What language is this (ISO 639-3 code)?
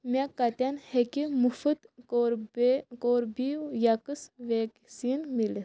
kas